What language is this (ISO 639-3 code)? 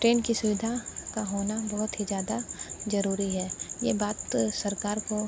hin